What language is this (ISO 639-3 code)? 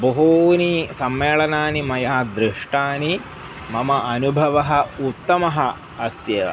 san